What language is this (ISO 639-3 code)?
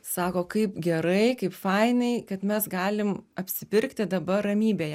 lit